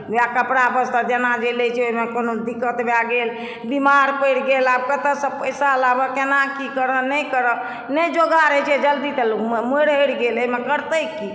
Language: Maithili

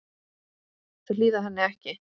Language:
Icelandic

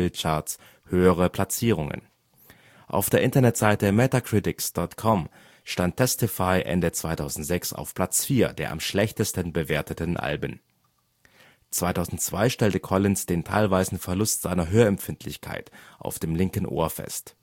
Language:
German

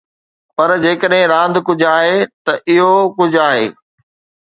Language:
Sindhi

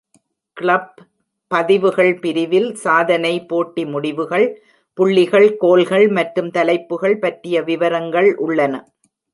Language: Tamil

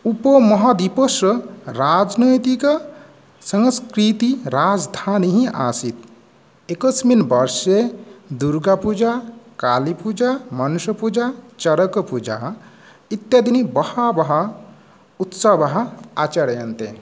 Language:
Sanskrit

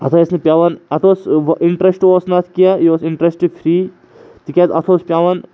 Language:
Kashmiri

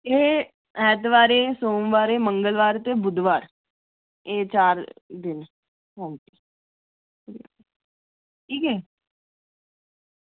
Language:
Dogri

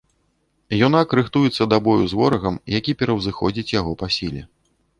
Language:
Belarusian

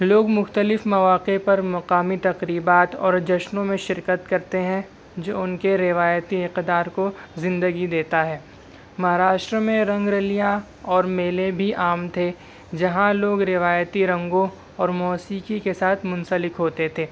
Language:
Urdu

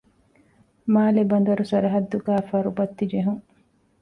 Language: Divehi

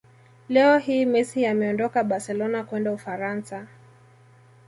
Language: Swahili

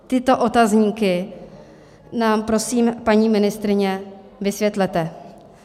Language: Czech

